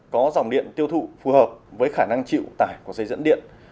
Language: Vietnamese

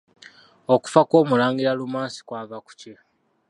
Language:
Ganda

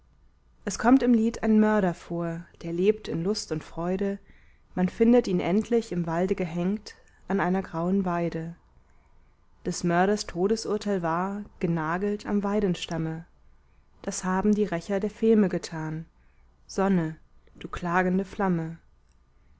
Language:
German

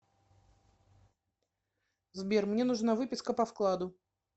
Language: Russian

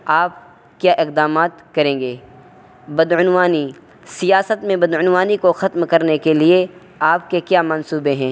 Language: Urdu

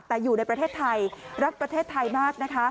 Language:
Thai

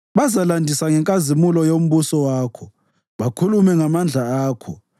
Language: North Ndebele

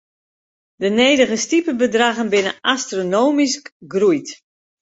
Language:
Western Frisian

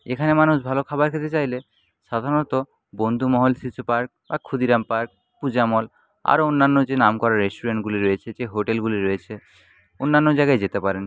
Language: Bangla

